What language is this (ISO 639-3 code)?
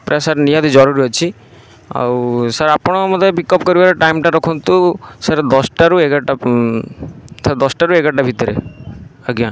ori